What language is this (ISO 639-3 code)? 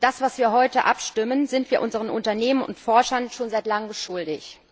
deu